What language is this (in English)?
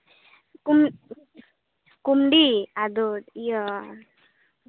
Santali